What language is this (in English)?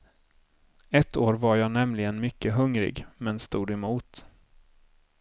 Swedish